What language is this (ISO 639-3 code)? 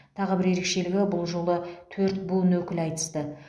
kaz